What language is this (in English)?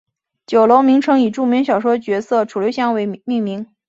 Chinese